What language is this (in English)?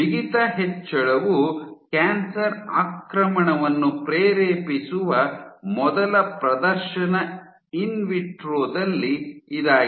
Kannada